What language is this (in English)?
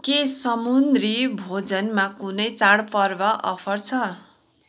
Nepali